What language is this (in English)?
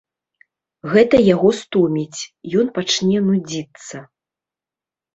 Belarusian